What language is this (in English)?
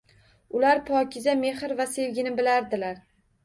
Uzbek